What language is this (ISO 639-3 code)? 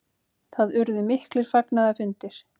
isl